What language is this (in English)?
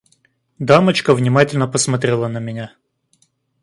Russian